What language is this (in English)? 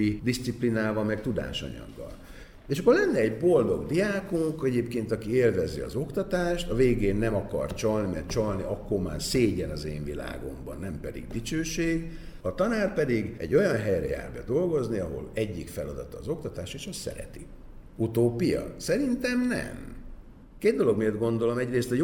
Hungarian